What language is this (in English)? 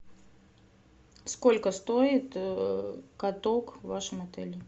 Russian